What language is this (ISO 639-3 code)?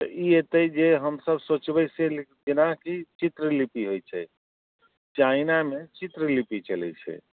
mai